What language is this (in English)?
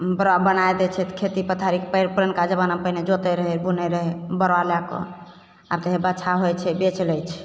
Maithili